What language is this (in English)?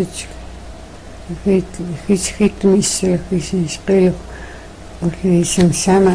Russian